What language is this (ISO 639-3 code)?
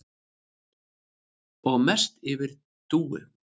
isl